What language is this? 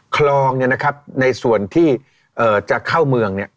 Thai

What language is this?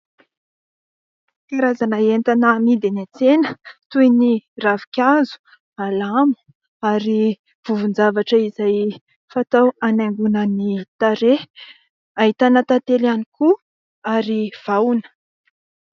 Malagasy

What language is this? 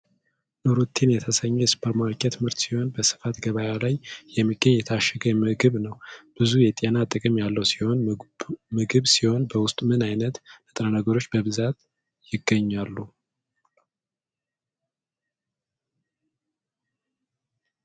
Amharic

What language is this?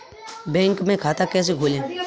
Hindi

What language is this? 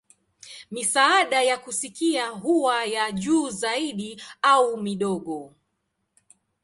Swahili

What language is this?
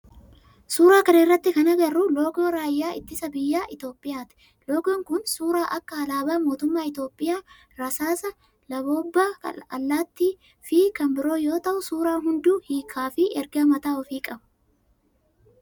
Oromo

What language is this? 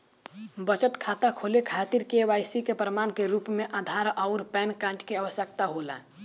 Bhojpuri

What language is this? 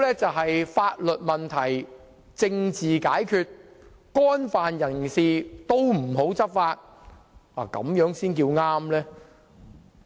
Cantonese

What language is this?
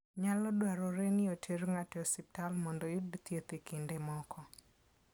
Luo (Kenya and Tanzania)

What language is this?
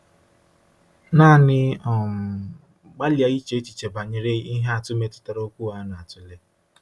Igbo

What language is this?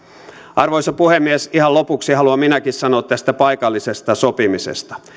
Finnish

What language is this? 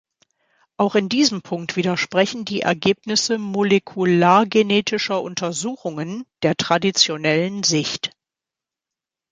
German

